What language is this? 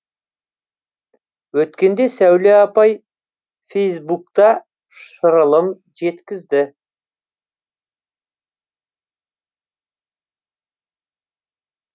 Kazakh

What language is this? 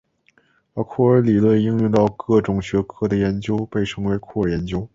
Chinese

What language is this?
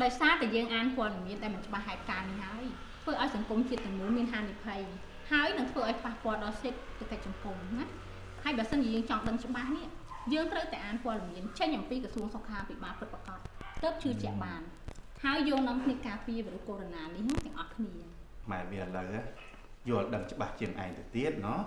Vietnamese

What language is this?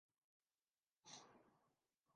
Urdu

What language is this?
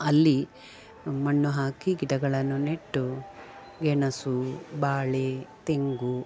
Kannada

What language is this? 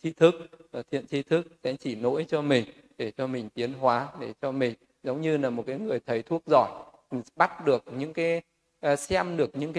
Vietnamese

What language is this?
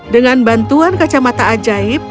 Indonesian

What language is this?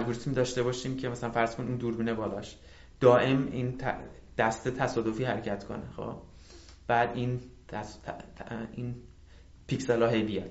Persian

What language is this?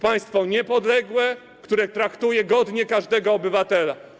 Polish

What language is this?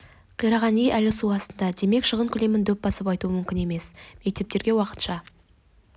Kazakh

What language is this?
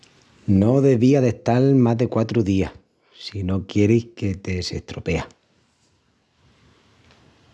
Extremaduran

